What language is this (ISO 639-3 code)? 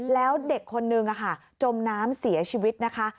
tha